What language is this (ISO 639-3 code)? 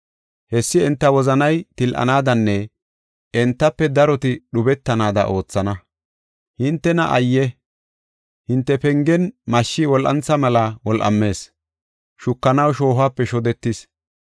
gof